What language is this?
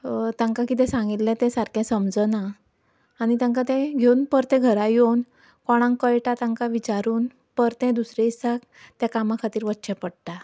Konkani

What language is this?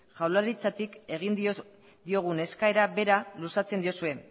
Basque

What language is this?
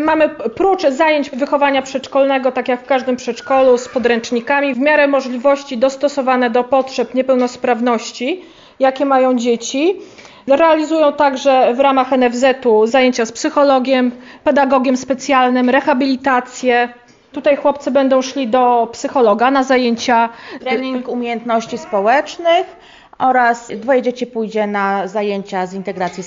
Polish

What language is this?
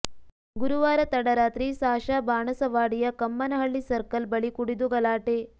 Kannada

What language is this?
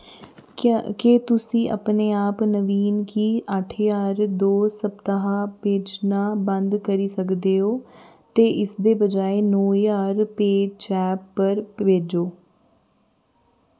Dogri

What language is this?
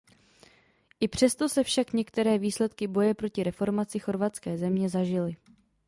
Czech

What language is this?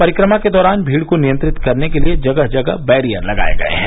Hindi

